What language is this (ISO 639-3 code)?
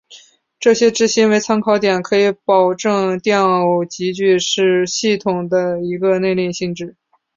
zho